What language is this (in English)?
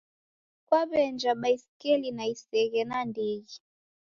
Taita